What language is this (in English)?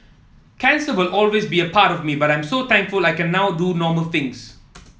English